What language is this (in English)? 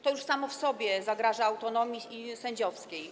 Polish